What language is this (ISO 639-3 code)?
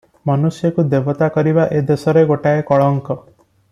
ori